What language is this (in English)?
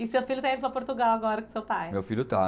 Portuguese